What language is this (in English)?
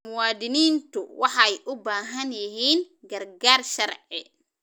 Somali